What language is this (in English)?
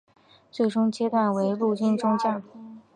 Chinese